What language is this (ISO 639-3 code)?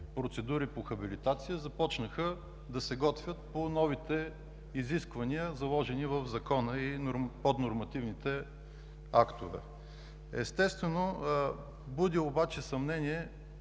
bul